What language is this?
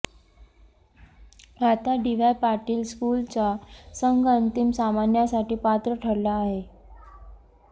Marathi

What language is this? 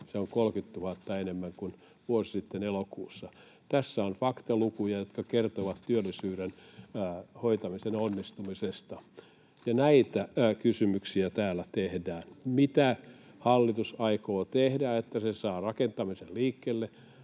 Finnish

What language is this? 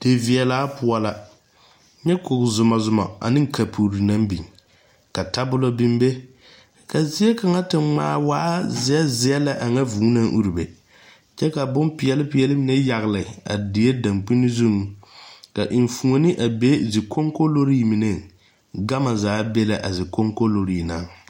Southern Dagaare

